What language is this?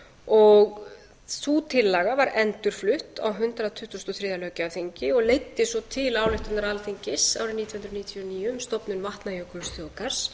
Icelandic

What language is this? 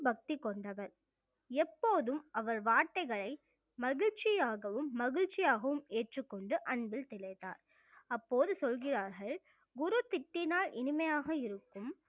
Tamil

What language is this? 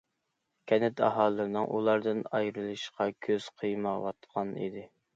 Uyghur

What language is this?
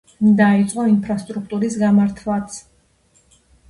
Georgian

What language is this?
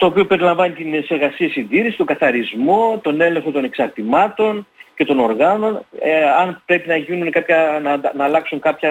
Greek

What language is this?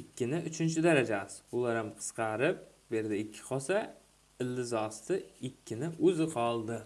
Turkish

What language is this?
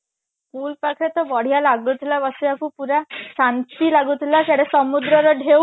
Odia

